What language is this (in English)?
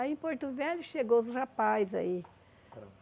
Portuguese